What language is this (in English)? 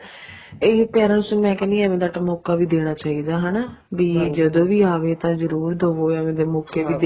Punjabi